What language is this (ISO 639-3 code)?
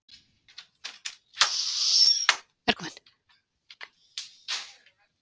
isl